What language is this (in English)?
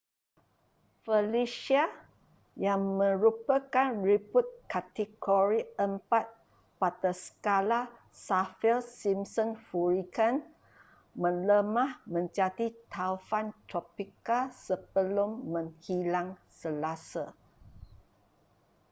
Malay